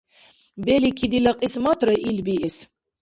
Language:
Dargwa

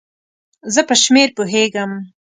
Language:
Pashto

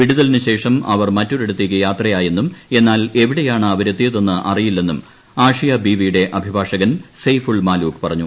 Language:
Malayalam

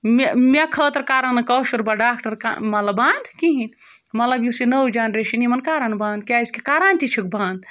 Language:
Kashmiri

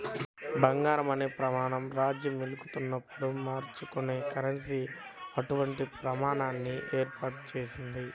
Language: Telugu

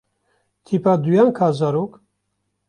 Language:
Kurdish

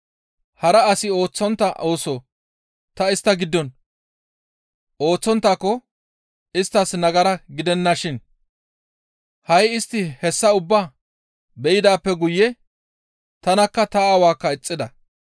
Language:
Gamo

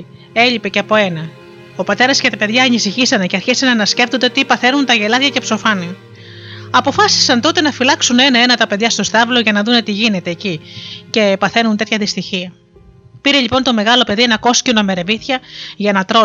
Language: Greek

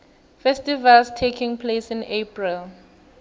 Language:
South Ndebele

